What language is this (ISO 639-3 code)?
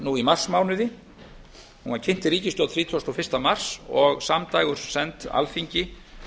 isl